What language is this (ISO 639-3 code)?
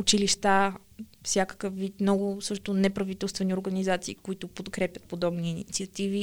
bul